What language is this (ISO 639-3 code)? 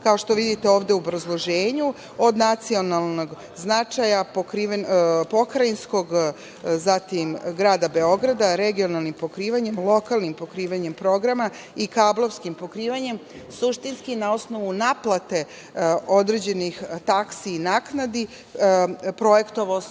srp